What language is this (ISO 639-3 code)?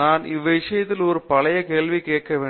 tam